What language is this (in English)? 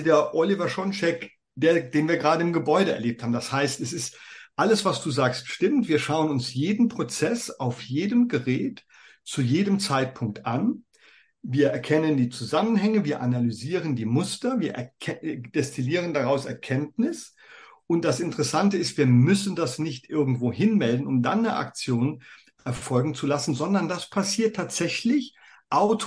German